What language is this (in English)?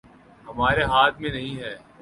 Urdu